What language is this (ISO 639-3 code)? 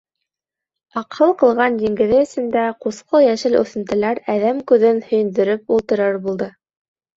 bak